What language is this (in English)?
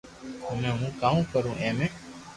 Loarki